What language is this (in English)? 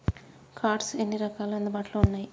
Telugu